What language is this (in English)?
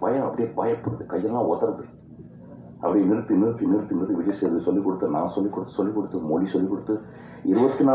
Tamil